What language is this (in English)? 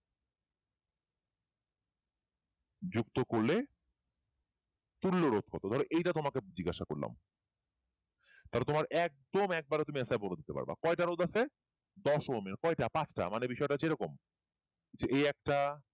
Bangla